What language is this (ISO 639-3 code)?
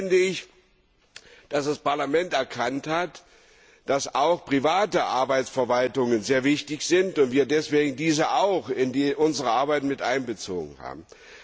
deu